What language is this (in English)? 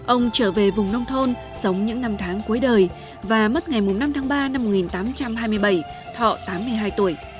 Vietnamese